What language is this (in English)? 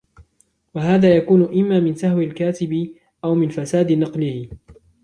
Arabic